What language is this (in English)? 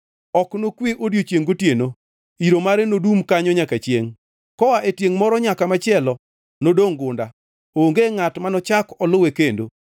Luo (Kenya and Tanzania)